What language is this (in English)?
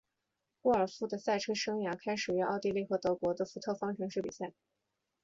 Chinese